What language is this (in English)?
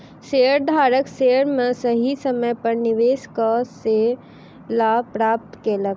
Maithili